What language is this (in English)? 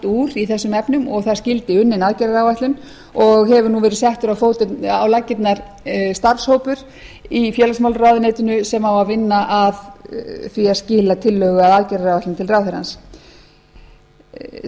Icelandic